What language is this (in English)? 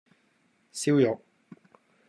Cantonese